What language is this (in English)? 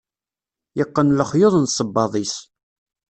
Kabyle